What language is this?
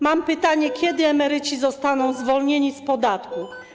Polish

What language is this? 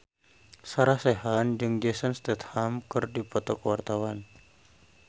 Sundanese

